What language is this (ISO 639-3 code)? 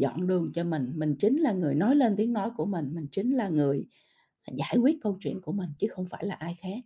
vie